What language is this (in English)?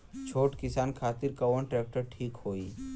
Bhojpuri